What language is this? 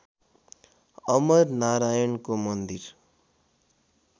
Nepali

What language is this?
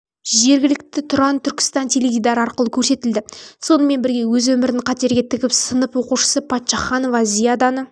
Kazakh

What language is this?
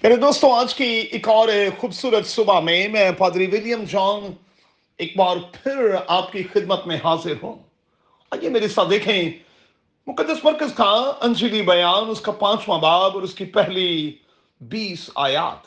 Urdu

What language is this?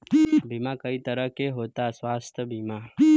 Bhojpuri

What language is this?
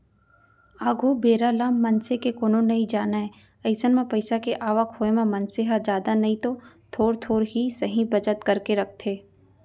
Chhattisgarhi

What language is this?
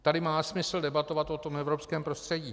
Czech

